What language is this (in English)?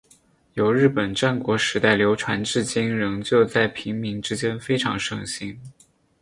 Chinese